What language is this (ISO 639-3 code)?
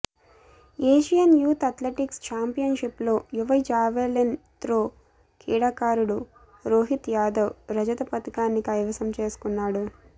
tel